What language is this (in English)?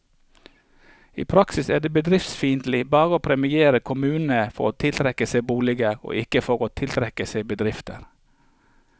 Norwegian